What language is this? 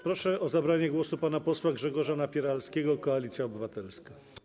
Polish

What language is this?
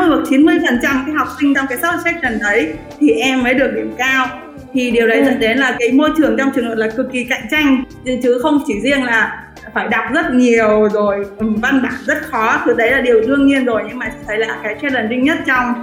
Vietnamese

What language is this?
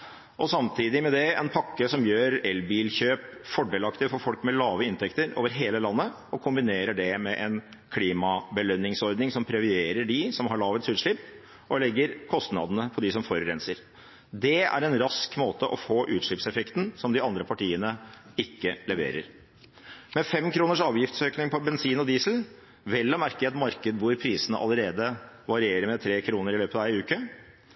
Norwegian Bokmål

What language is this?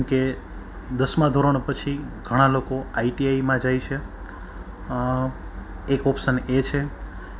Gujarati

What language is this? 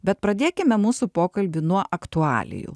Lithuanian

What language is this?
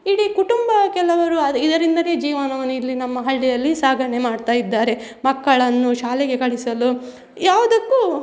Kannada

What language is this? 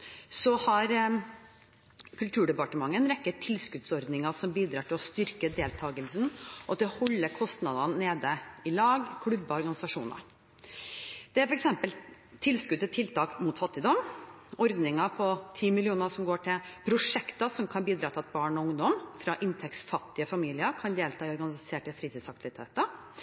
Norwegian Bokmål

